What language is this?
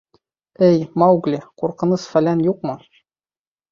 Bashkir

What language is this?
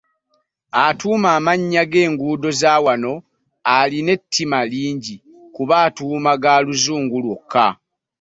Ganda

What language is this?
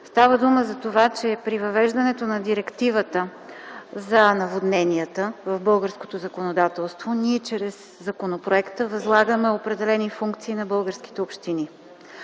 Bulgarian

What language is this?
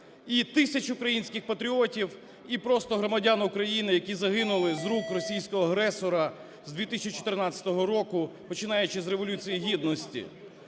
Ukrainian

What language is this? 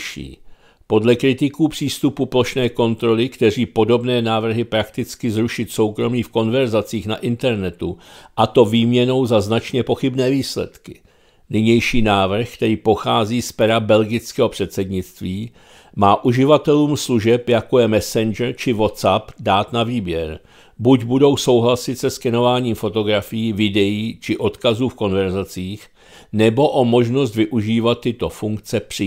Czech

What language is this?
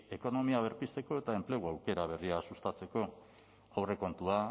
Basque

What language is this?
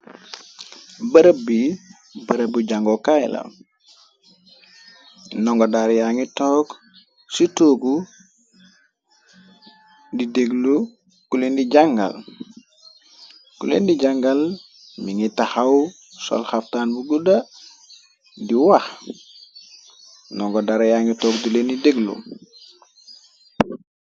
Wolof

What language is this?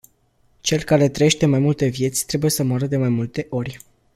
Romanian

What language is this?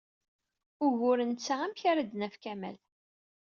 Kabyle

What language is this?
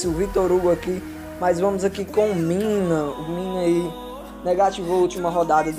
Portuguese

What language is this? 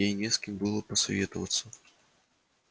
Russian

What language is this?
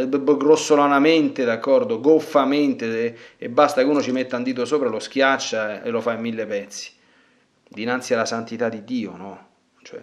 Italian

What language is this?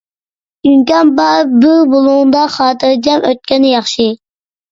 Uyghur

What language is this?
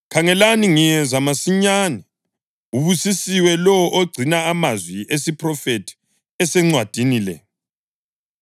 North Ndebele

